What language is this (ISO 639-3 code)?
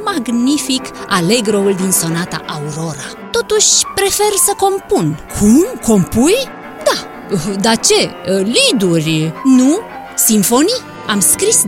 ron